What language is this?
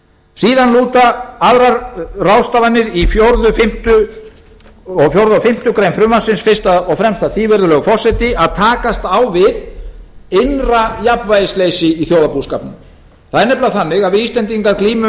Icelandic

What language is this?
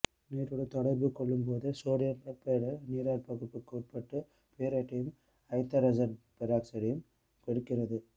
Tamil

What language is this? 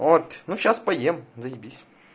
Russian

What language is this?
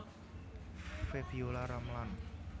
Javanese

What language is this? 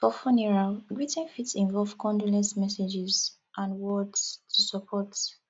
Nigerian Pidgin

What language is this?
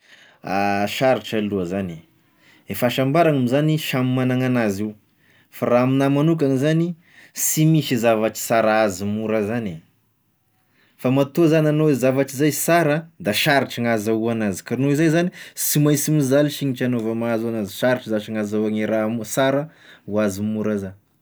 Tesaka Malagasy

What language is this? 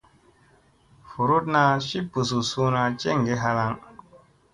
Musey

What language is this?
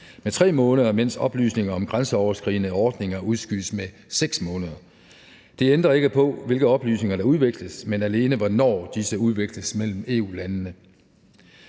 Danish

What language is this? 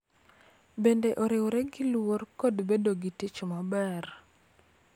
Luo (Kenya and Tanzania)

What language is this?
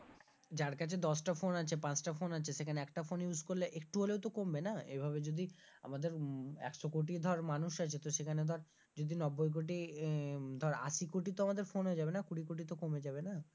Bangla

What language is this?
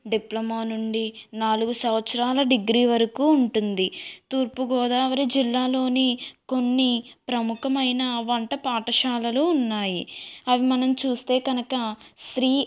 Telugu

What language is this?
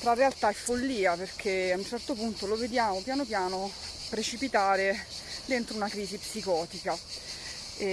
Italian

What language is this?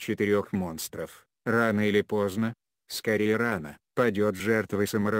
Russian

